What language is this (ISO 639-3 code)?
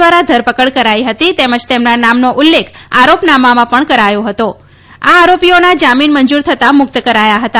guj